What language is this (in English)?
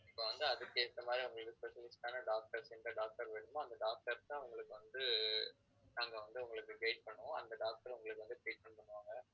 Tamil